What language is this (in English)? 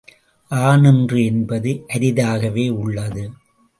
Tamil